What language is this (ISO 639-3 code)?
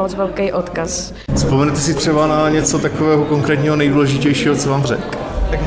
ces